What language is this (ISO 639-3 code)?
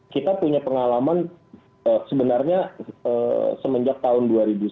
ind